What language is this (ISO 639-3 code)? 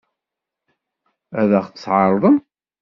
kab